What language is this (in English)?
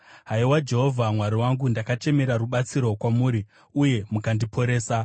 Shona